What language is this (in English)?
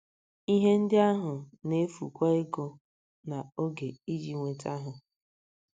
Igbo